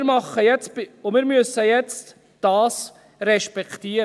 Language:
Swiss German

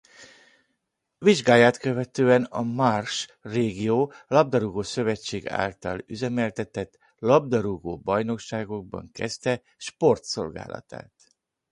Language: Hungarian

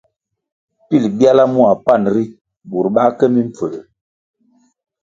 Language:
Kwasio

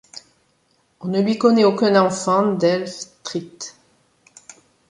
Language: French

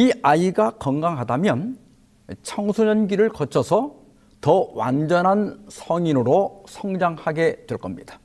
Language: Korean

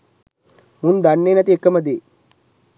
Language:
Sinhala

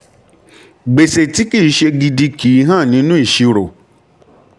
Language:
Yoruba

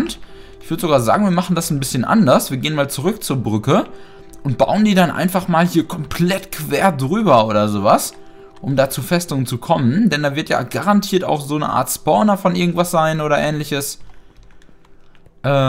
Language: German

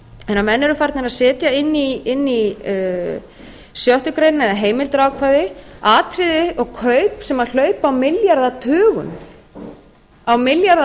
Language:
Icelandic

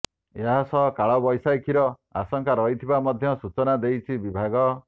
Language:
Odia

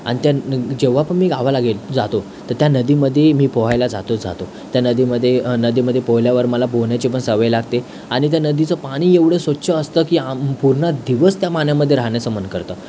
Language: Marathi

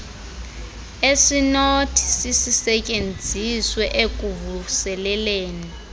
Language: Xhosa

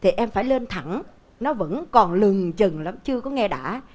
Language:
Vietnamese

